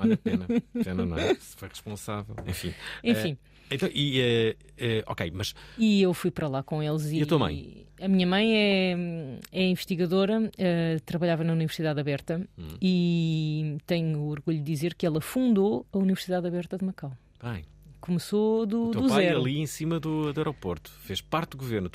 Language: Portuguese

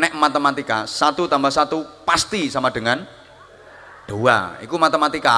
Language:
Indonesian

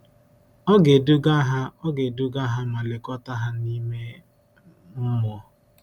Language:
Igbo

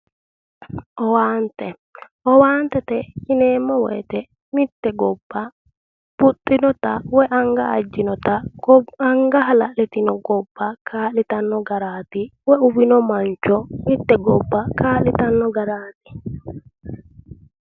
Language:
Sidamo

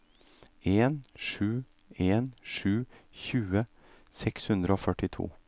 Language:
Norwegian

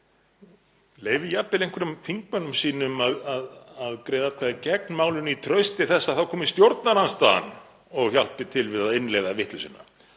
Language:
Icelandic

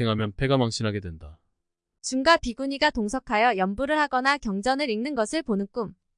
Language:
Korean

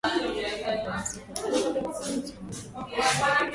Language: Swahili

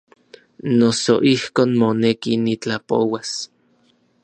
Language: Orizaba Nahuatl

